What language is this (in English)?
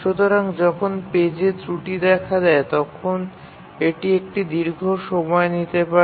Bangla